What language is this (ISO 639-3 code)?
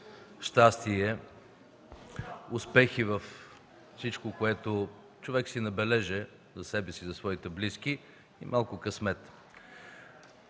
bul